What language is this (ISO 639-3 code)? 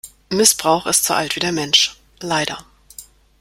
deu